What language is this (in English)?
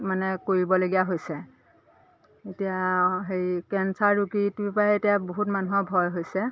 Assamese